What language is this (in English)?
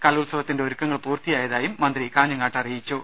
Malayalam